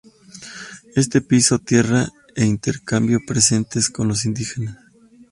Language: Spanish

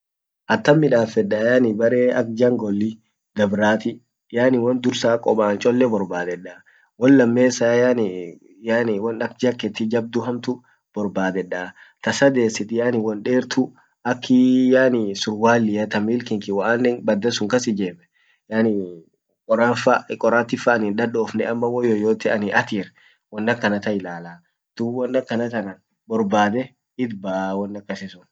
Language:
Orma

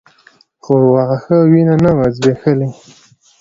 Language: Pashto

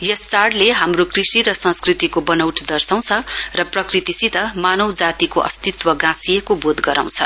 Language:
Nepali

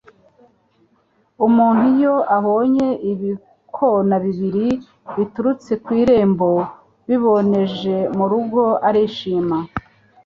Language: Kinyarwanda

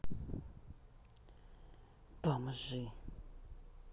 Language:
Russian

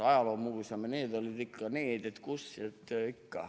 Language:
Estonian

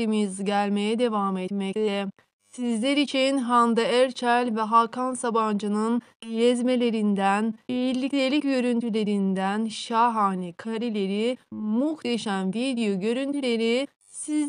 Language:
Turkish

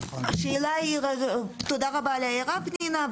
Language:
Hebrew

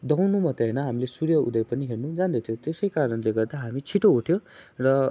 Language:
Nepali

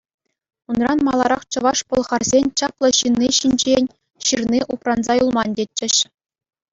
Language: Chuvash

